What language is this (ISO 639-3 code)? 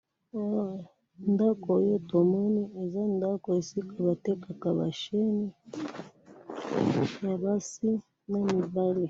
lin